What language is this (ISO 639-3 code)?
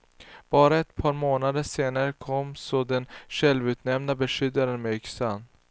swe